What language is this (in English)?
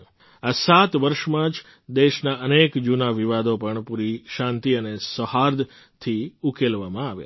Gujarati